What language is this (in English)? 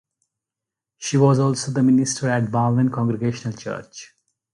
English